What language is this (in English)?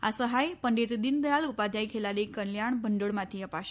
Gujarati